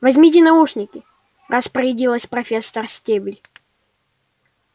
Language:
Russian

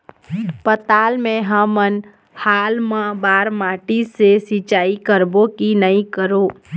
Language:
Chhattisgarhi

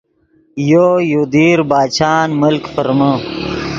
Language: Yidgha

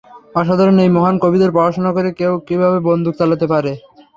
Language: Bangla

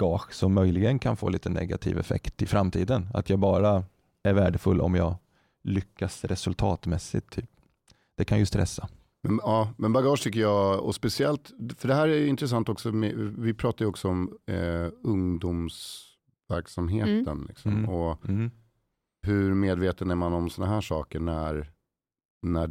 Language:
Swedish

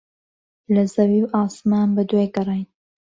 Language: Central Kurdish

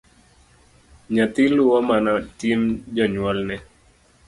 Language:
Luo (Kenya and Tanzania)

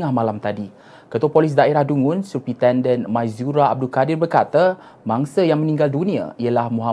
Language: Malay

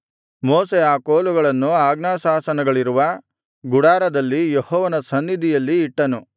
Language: Kannada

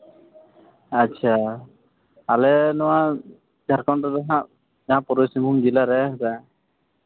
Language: Santali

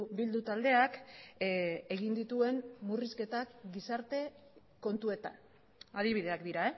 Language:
Basque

